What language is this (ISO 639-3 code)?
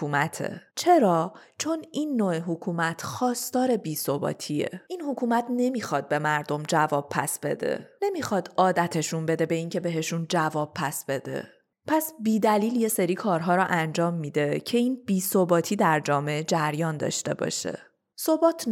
fas